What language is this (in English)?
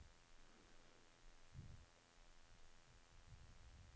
Norwegian